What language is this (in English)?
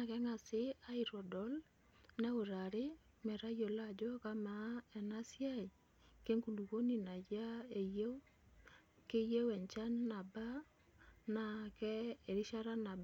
Masai